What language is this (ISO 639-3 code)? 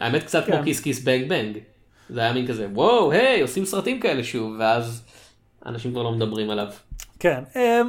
heb